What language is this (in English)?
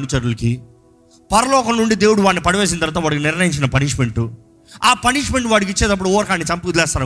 Telugu